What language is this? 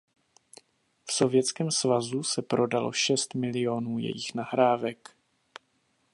Czech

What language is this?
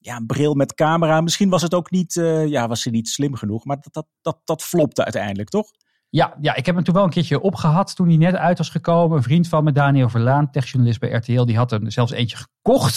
Dutch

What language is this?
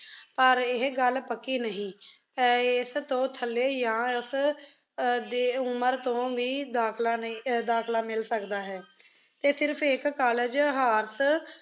Punjabi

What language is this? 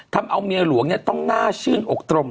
Thai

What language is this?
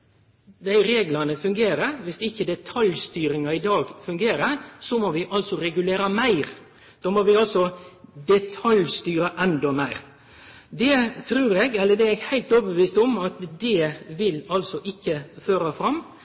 Norwegian Nynorsk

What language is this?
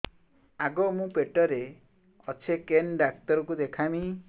Odia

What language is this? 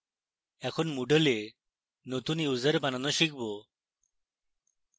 Bangla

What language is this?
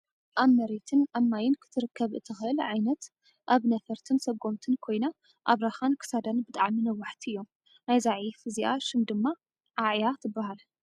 Tigrinya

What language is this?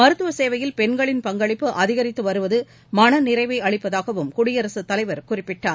Tamil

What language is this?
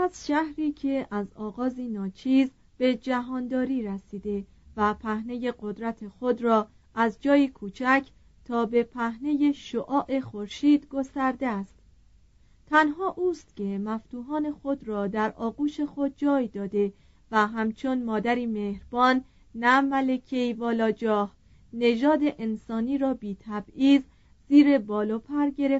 Persian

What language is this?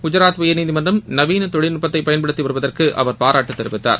Tamil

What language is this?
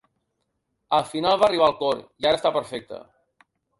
Catalan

